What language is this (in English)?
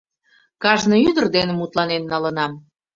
Mari